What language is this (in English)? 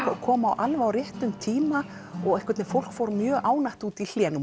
Icelandic